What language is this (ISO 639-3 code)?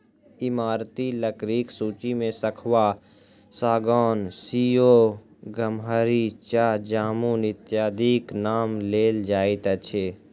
mai